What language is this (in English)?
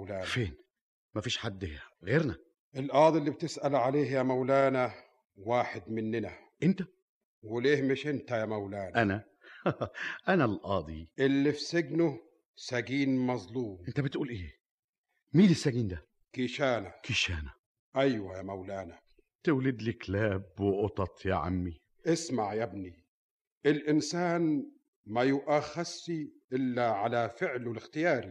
Arabic